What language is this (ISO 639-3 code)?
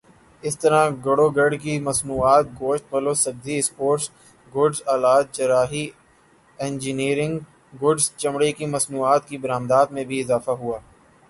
urd